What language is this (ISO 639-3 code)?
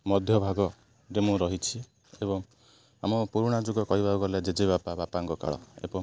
ori